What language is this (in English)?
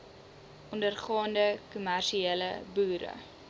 Afrikaans